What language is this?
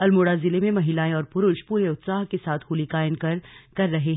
Hindi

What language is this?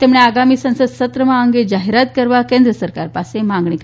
Gujarati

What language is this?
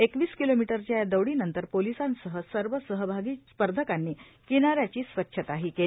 Marathi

